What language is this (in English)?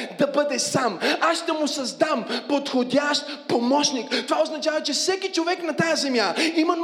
Bulgarian